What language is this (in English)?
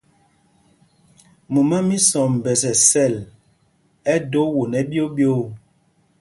Mpumpong